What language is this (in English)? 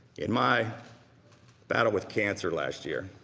English